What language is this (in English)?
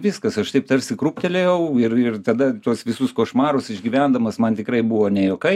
Lithuanian